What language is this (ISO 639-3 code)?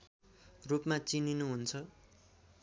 nep